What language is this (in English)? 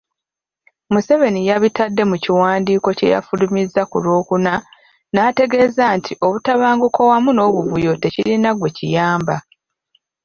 Ganda